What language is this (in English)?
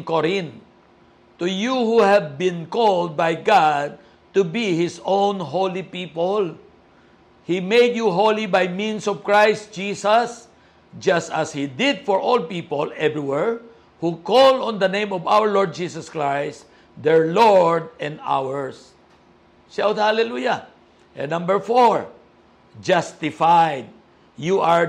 Filipino